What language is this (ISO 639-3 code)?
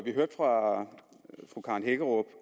dan